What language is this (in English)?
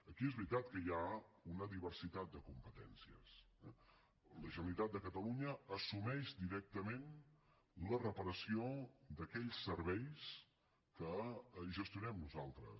Catalan